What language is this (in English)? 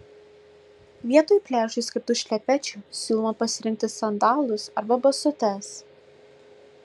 Lithuanian